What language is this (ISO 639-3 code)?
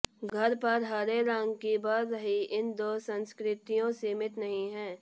hin